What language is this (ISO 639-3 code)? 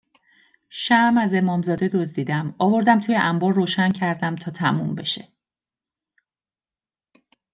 fas